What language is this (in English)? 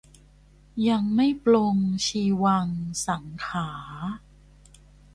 Thai